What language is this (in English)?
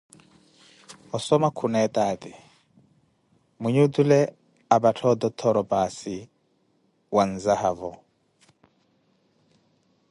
Koti